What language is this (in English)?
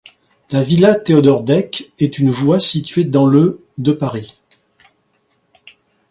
French